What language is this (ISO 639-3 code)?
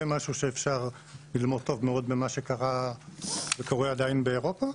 heb